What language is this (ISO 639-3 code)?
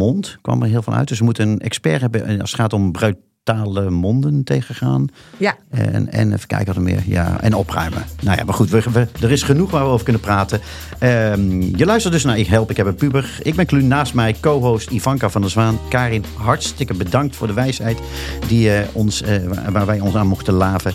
nld